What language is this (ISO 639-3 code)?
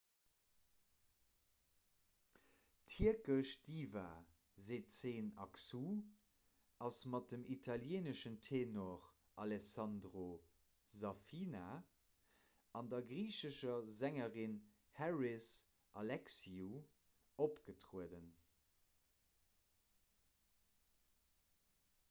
ltz